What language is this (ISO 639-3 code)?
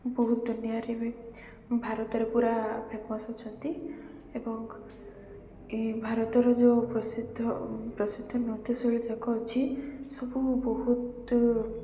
ori